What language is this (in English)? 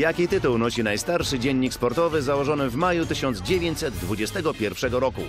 Polish